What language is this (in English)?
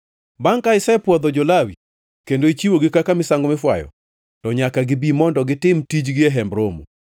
Luo (Kenya and Tanzania)